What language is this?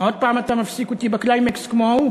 Hebrew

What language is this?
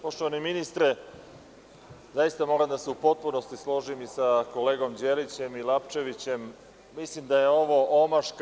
Serbian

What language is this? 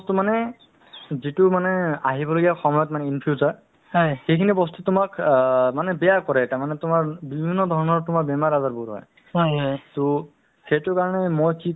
Assamese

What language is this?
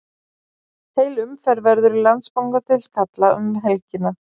Icelandic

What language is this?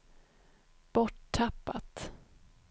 Swedish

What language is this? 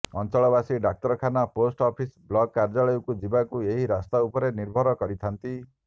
Odia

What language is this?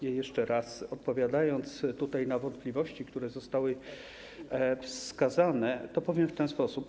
Polish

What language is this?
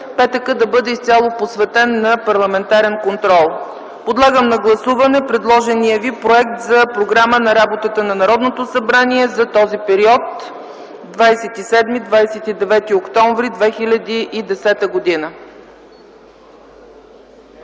Bulgarian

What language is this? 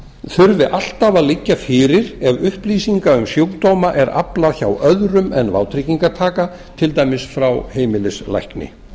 Icelandic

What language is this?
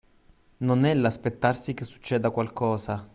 Italian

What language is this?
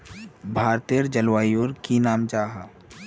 Magahi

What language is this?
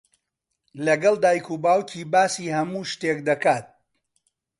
Central Kurdish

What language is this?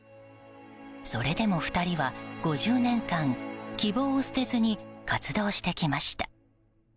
Japanese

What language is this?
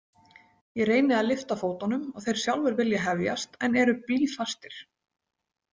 Icelandic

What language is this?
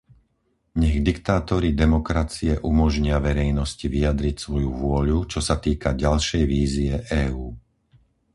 Slovak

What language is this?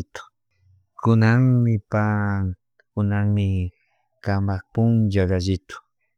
Chimborazo Highland Quichua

